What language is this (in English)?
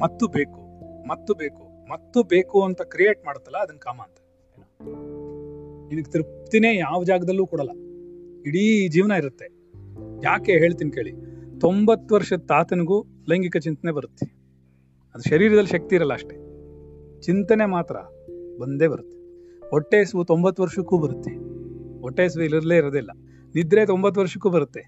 Kannada